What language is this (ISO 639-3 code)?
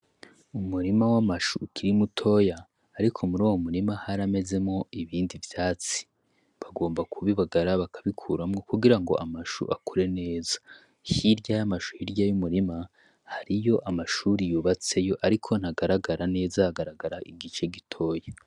run